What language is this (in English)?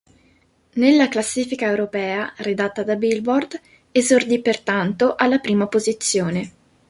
Italian